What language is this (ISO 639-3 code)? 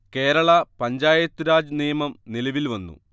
mal